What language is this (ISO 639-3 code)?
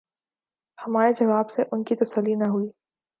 urd